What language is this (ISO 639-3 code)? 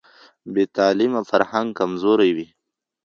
pus